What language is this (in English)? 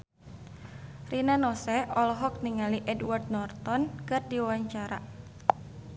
Sundanese